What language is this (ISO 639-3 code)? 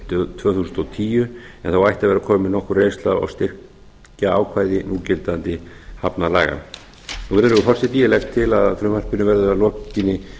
isl